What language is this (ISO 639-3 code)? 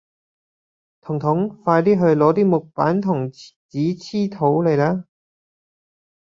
yue